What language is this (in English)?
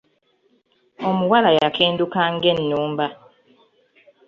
Ganda